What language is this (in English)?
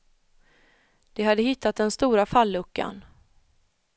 Swedish